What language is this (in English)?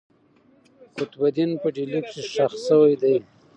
Pashto